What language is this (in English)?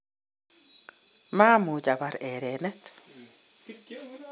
Kalenjin